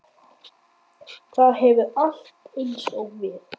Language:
Icelandic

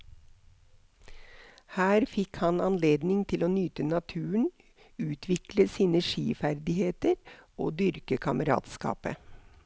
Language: Norwegian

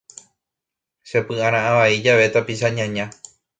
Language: Guarani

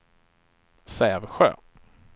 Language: Swedish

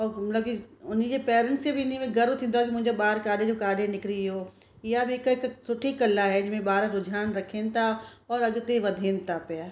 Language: Sindhi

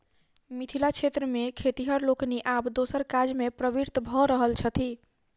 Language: Maithili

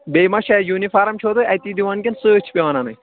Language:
Kashmiri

